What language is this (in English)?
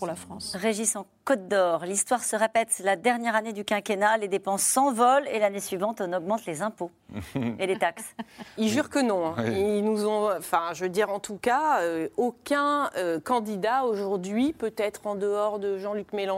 French